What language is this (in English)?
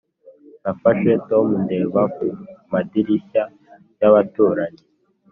Kinyarwanda